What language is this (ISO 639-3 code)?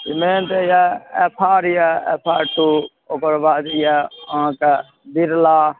mai